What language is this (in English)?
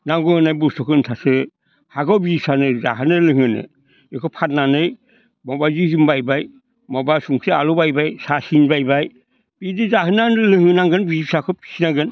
Bodo